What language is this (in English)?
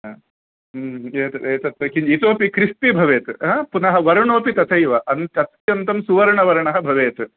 Sanskrit